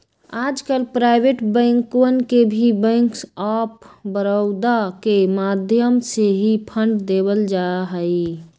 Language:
Magahi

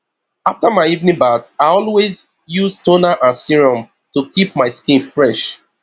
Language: Nigerian Pidgin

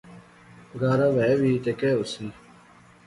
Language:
Pahari-Potwari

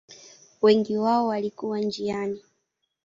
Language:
Swahili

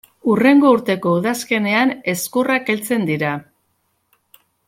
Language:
Basque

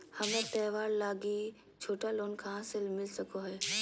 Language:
Magahi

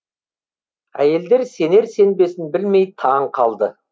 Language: Kazakh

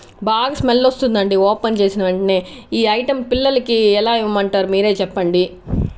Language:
Telugu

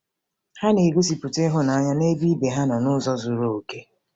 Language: Igbo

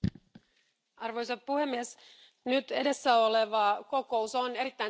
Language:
Finnish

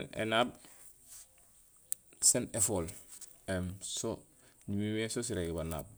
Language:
Gusilay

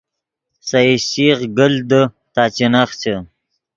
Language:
Yidgha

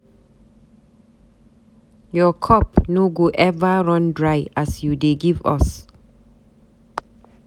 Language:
Nigerian Pidgin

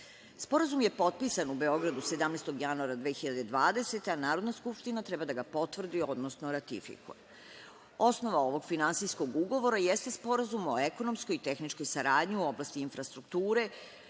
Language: Serbian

